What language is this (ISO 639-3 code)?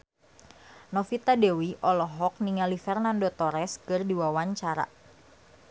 sun